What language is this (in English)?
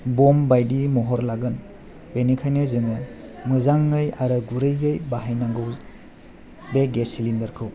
Bodo